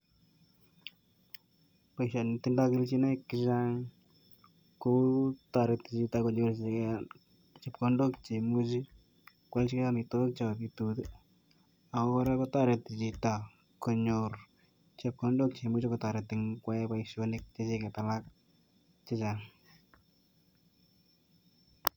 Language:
Kalenjin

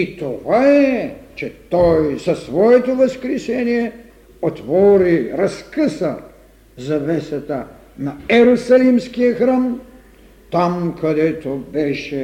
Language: Bulgarian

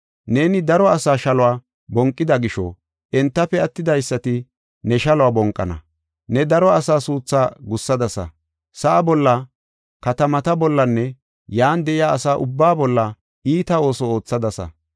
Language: Gofa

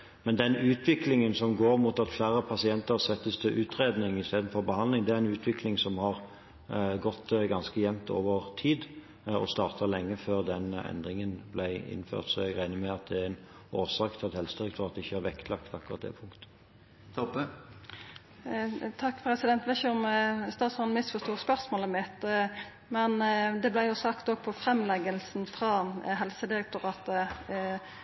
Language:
Norwegian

